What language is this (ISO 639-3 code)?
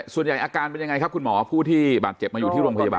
tha